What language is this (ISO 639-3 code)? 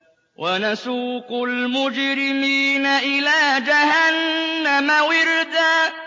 ara